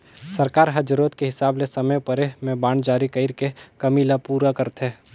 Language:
Chhattisgarhi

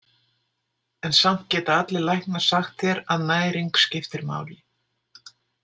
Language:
Icelandic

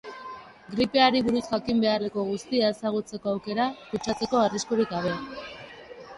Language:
Basque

